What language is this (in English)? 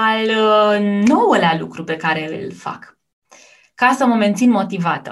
Romanian